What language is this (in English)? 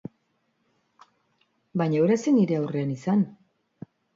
Basque